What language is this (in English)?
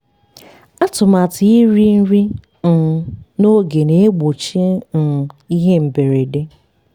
Igbo